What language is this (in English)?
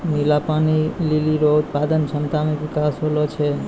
Maithili